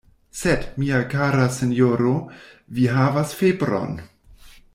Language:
Esperanto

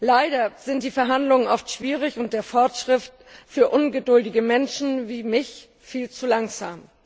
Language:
German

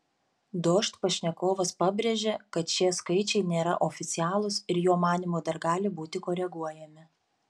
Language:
Lithuanian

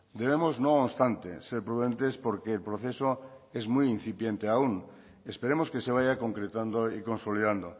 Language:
Spanish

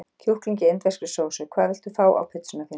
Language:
Icelandic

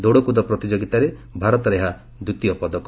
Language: Odia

